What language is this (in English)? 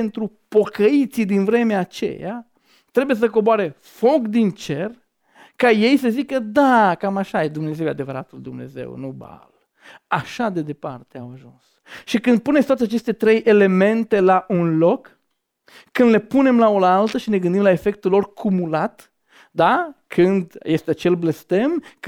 Romanian